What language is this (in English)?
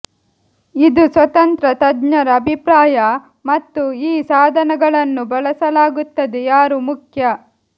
Kannada